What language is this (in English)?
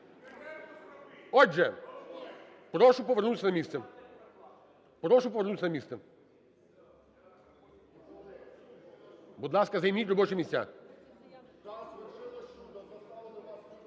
Ukrainian